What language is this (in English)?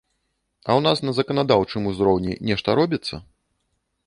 Belarusian